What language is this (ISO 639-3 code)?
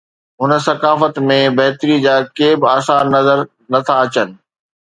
snd